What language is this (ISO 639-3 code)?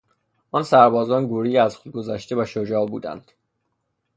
fas